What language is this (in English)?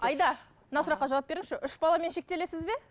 Kazakh